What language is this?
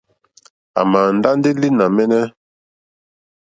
Mokpwe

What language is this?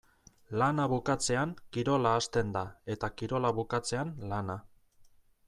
Basque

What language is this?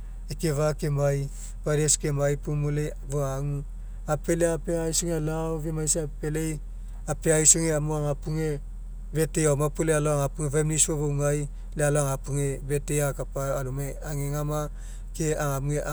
Mekeo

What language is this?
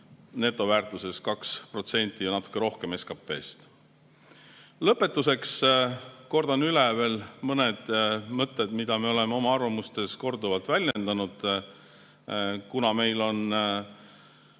Estonian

